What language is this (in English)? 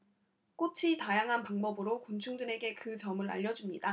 Korean